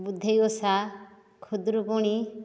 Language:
Odia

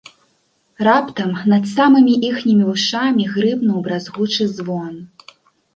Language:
Belarusian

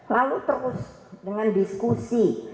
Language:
Indonesian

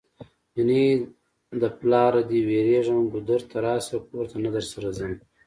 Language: Pashto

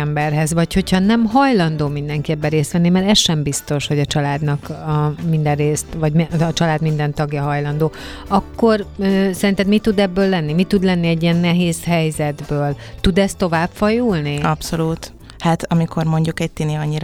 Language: Hungarian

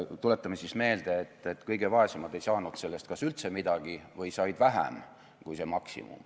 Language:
Estonian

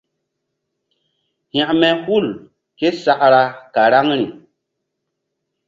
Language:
Mbum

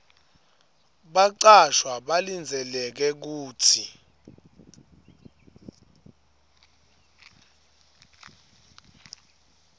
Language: Swati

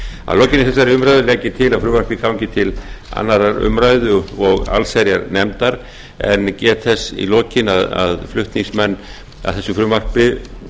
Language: Icelandic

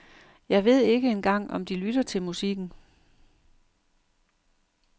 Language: Danish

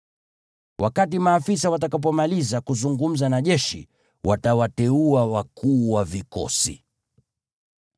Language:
Swahili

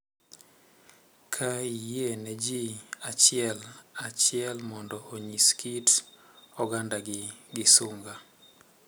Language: Luo (Kenya and Tanzania)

